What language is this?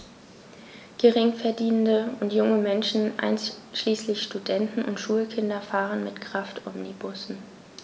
German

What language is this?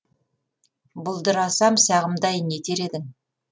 Kazakh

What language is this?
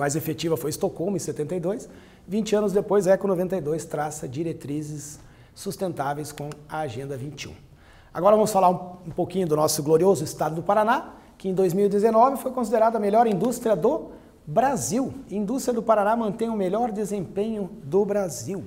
Portuguese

